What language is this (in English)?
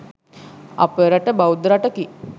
Sinhala